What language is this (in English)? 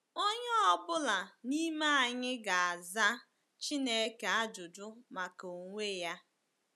Igbo